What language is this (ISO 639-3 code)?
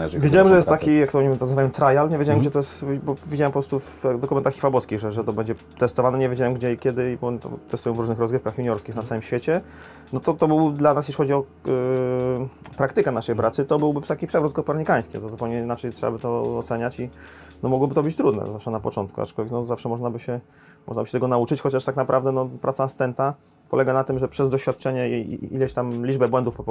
pol